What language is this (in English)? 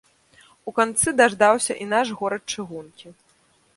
Belarusian